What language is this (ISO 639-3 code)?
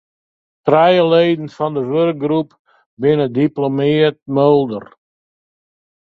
fry